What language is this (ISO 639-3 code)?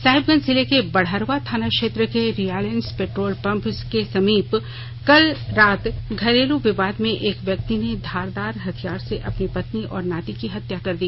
hin